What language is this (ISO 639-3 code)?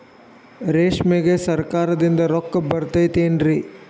kan